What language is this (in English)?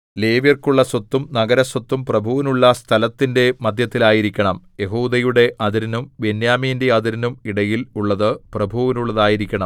Malayalam